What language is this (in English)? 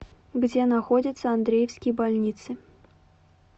Russian